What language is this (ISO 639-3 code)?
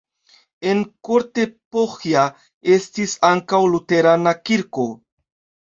epo